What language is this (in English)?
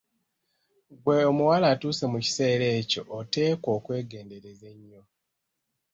Ganda